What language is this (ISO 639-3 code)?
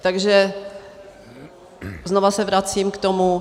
ces